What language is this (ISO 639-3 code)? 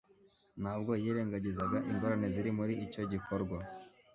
kin